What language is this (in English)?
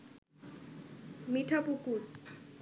Bangla